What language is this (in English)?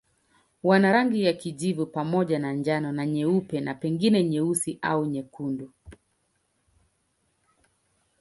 Swahili